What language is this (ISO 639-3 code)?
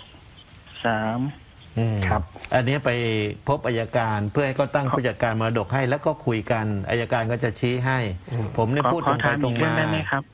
tha